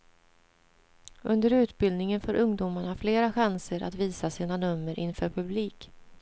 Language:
Swedish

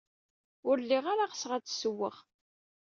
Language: Kabyle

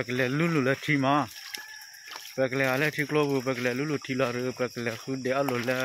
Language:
Thai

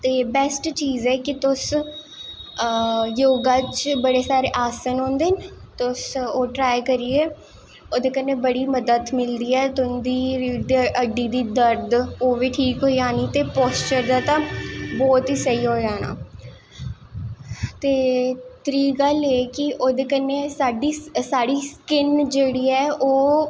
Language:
Dogri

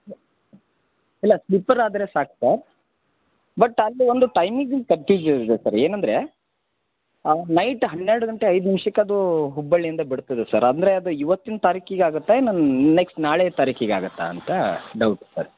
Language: Kannada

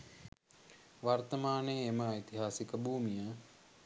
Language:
Sinhala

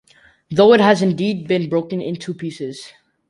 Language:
English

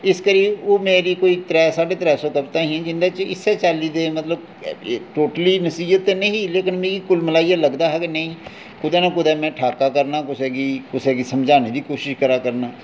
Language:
Dogri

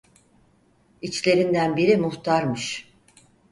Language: Turkish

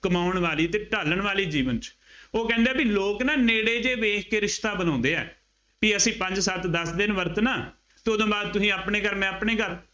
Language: Punjabi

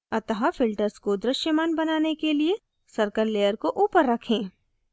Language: Hindi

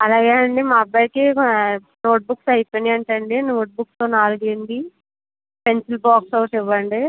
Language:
Telugu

